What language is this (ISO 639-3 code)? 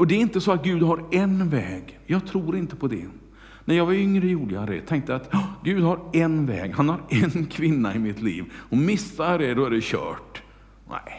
swe